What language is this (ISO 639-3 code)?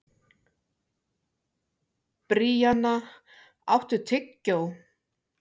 isl